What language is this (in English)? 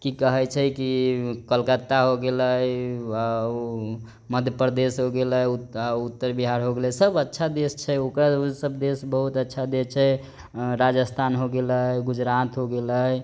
Maithili